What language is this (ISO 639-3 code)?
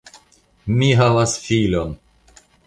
epo